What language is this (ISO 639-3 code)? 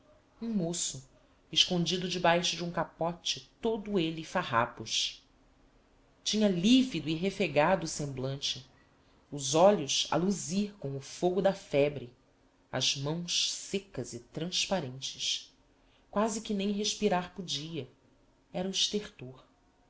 por